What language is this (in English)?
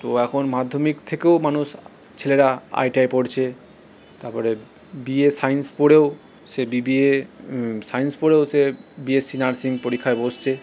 Bangla